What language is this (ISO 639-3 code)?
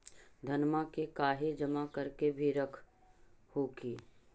mag